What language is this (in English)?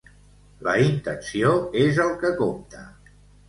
Catalan